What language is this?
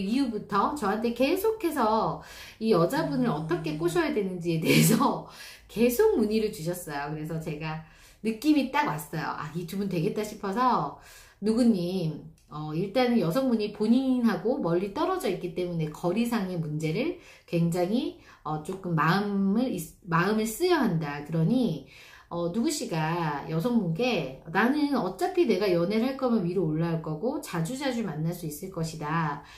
Korean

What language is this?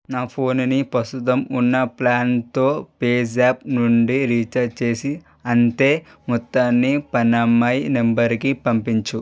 Telugu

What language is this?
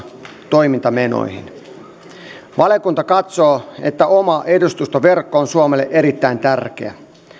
Finnish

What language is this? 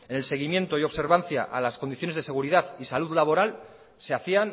Spanish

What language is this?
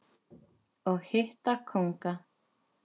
Icelandic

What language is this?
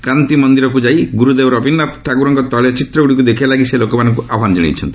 Odia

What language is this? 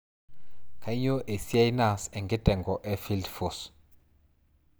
Masai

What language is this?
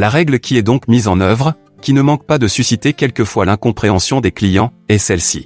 French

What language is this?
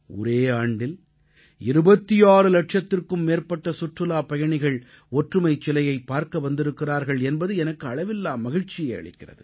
Tamil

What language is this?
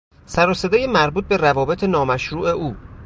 Persian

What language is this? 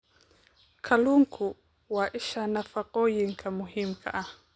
Somali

